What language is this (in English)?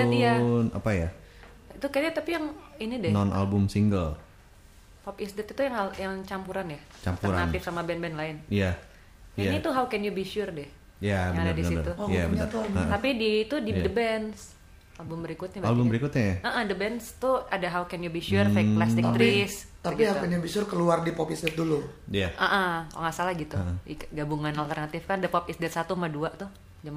Indonesian